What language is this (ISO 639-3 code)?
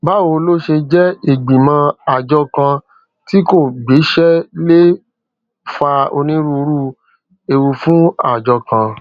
yor